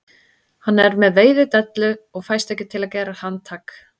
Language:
Icelandic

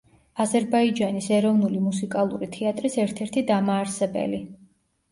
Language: Georgian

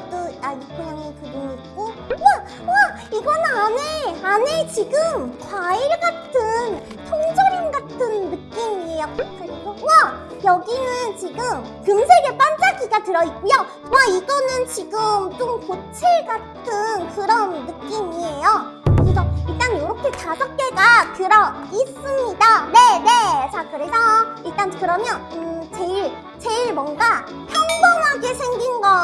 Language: Korean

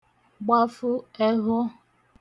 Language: Igbo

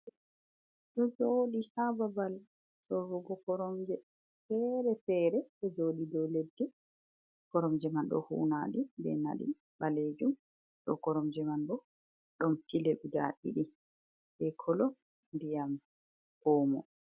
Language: Fula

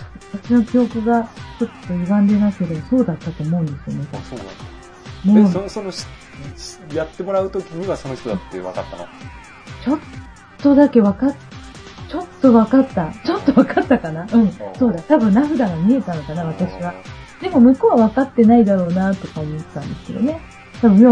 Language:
Japanese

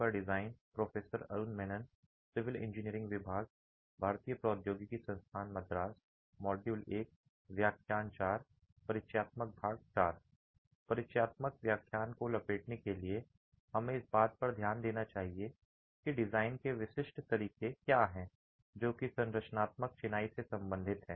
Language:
Hindi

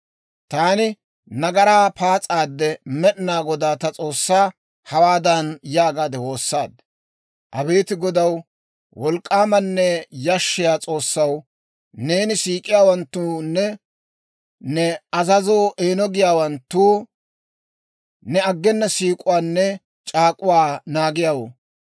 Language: Dawro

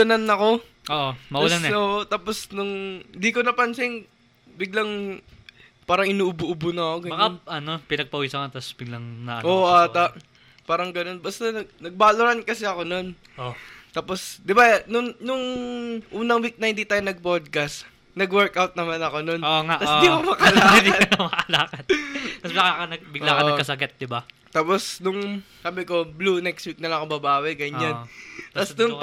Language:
Filipino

